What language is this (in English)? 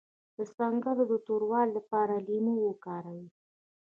Pashto